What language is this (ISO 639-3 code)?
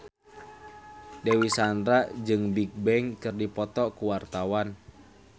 sun